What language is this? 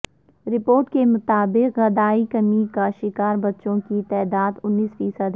Urdu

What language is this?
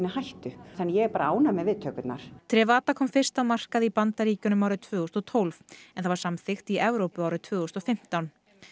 Icelandic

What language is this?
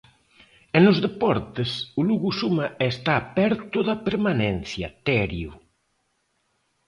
Galician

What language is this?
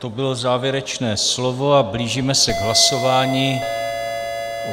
Czech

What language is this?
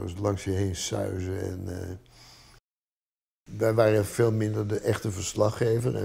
Dutch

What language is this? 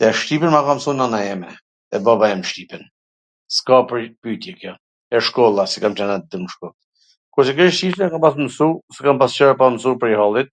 Gheg Albanian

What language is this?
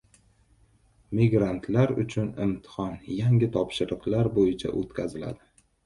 Uzbek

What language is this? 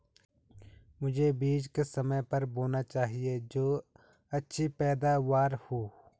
Hindi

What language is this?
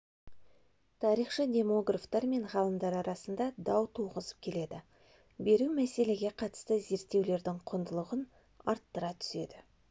Kazakh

